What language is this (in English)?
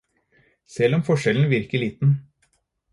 Norwegian Bokmål